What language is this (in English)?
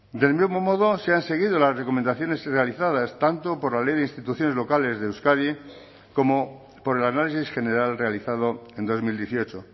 Spanish